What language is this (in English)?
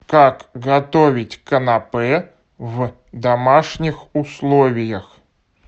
Russian